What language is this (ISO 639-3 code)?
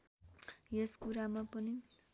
nep